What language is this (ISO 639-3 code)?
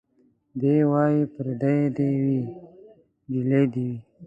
pus